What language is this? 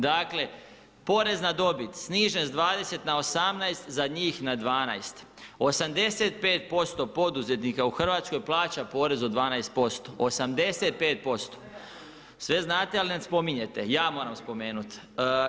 Croatian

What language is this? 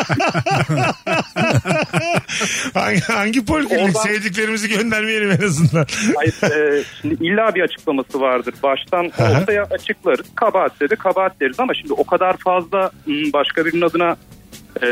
Turkish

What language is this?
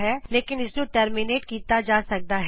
Punjabi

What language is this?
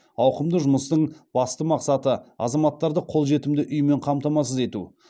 Kazakh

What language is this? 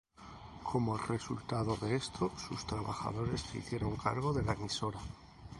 Spanish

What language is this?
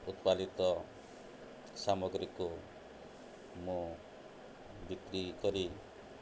Odia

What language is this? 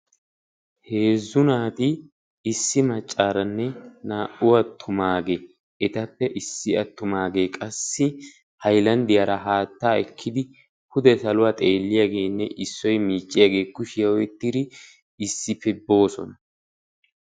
Wolaytta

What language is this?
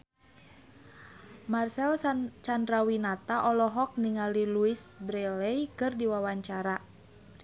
Sundanese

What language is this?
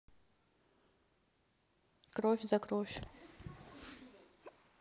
Russian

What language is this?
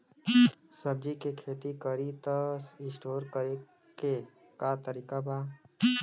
Bhojpuri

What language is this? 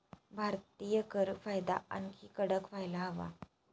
Marathi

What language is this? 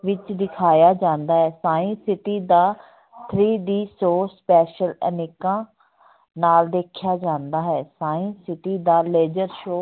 Punjabi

